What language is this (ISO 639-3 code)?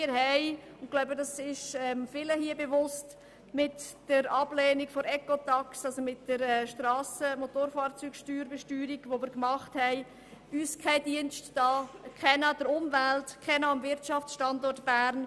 gsw